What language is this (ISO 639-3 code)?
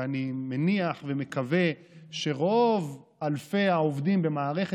heb